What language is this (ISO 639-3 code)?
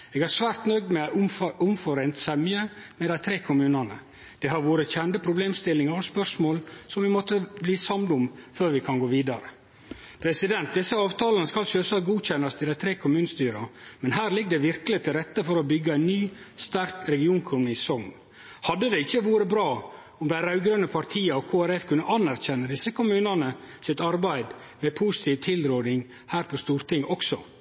nno